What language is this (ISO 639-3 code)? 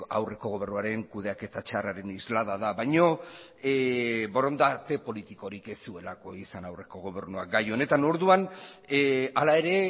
eus